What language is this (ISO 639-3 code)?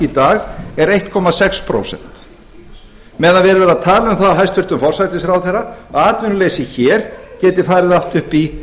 isl